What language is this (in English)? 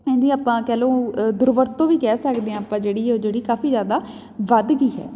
Punjabi